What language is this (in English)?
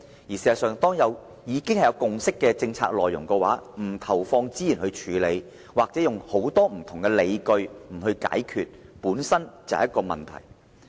Cantonese